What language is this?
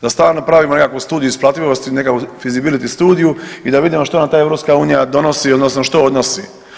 Croatian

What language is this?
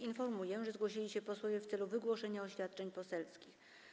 Polish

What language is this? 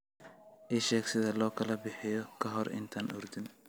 Somali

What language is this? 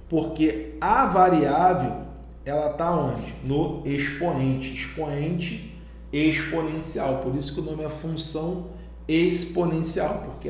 Portuguese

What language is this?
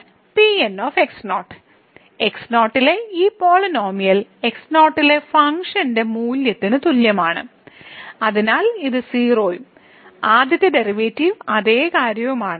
Malayalam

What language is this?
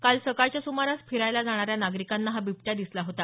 Marathi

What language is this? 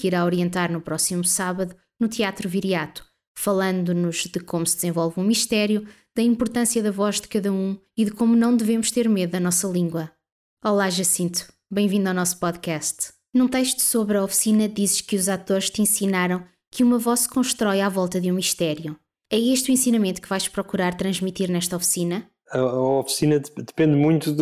Portuguese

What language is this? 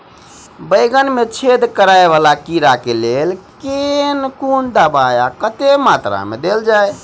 Maithili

